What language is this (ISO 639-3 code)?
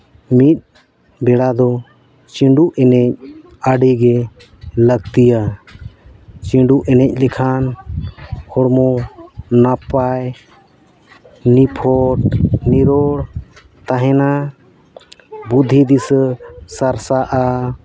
sat